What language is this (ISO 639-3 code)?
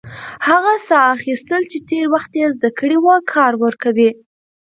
pus